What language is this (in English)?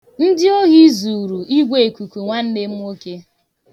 Igbo